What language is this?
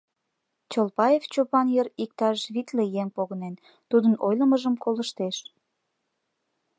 Mari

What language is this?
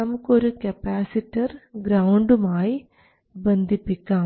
Malayalam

